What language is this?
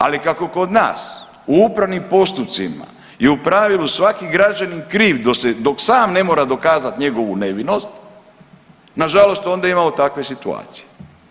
Croatian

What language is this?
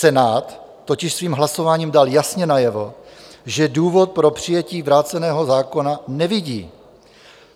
Czech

